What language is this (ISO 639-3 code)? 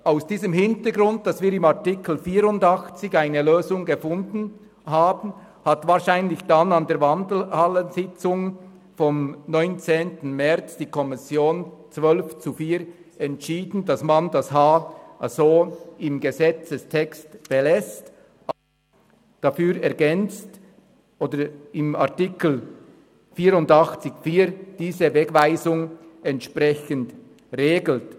gsw